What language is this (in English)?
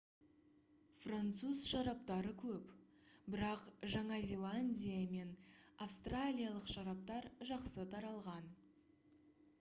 Kazakh